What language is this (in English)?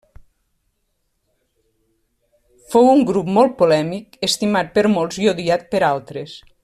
Catalan